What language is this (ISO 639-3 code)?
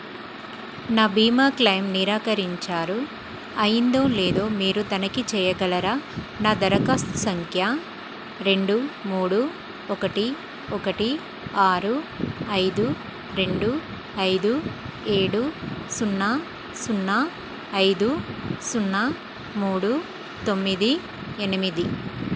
tel